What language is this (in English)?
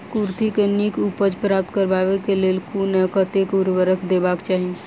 Maithili